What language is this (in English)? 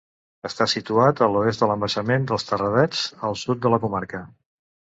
Catalan